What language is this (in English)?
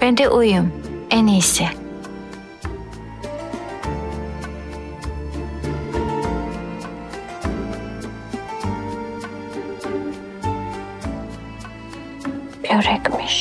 Turkish